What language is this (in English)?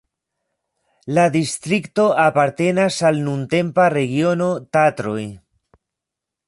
Esperanto